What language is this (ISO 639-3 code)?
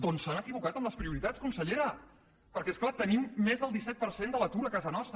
cat